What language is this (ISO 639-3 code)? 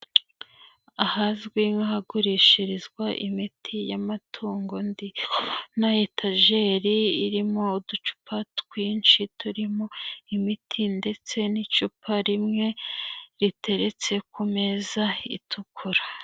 kin